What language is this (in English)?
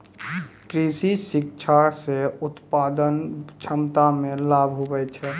Maithili